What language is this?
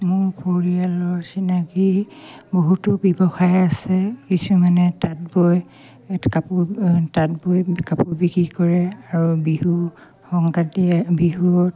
Assamese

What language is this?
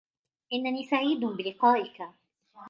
Arabic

